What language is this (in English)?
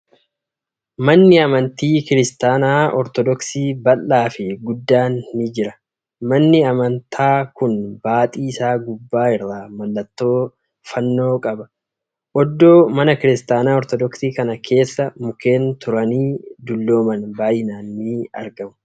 Oromo